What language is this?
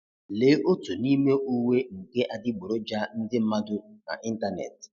Igbo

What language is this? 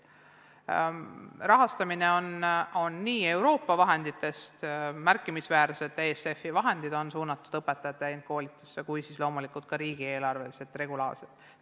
Estonian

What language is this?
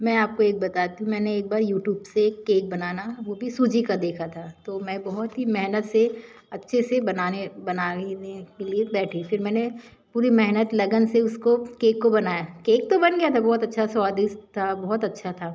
Hindi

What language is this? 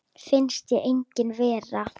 Icelandic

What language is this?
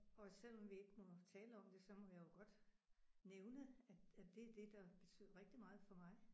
Danish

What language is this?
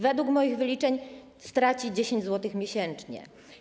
Polish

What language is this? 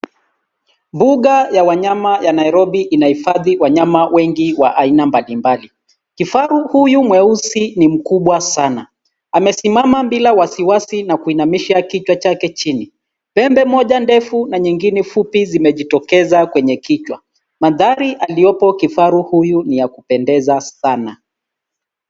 Swahili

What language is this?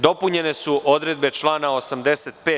Serbian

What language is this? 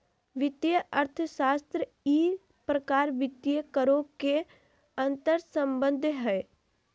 Magahi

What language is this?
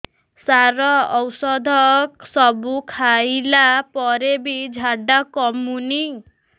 Odia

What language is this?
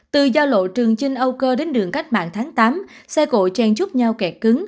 Vietnamese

